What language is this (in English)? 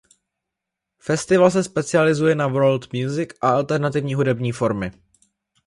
Czech